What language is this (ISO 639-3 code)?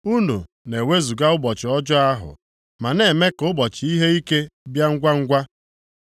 ibo